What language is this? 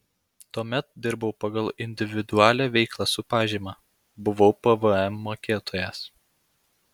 Lithuanian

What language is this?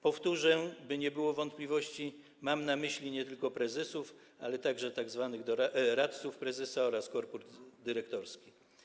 Polish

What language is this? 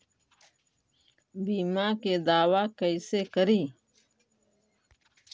Magahi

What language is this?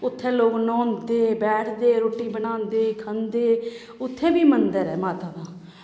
Dogri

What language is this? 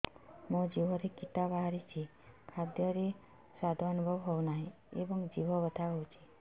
Odia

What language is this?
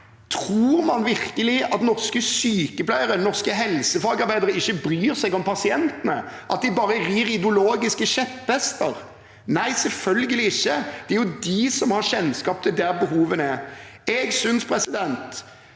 Norwegian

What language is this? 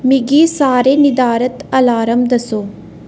Dogri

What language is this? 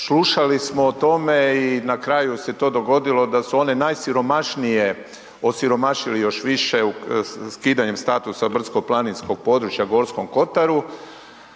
Croatian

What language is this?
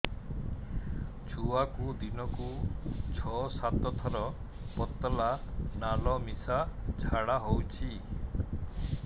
Odia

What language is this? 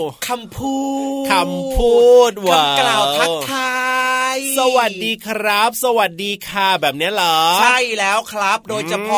Thai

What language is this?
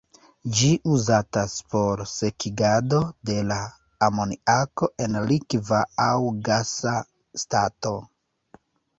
Esperanto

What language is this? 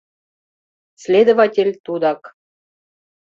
Mari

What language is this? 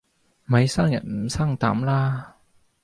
Cantonese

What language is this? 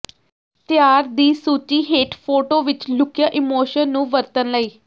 Punjabi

